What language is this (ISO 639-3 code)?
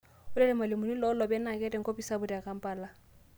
mas